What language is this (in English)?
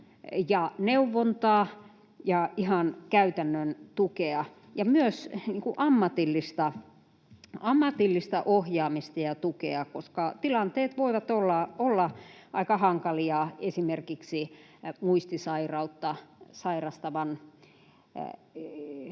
Finnish